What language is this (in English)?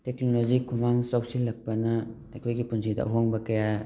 Manipuri